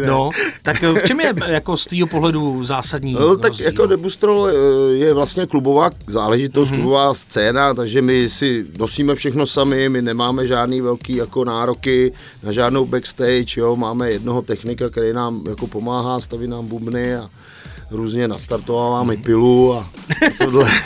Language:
Czech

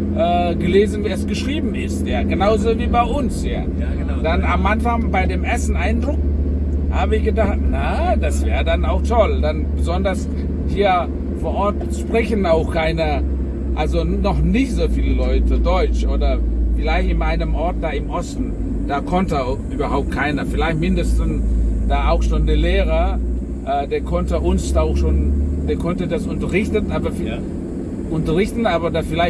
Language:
German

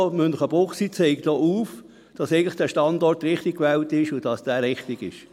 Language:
Swiss German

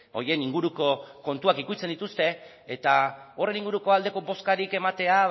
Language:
Basque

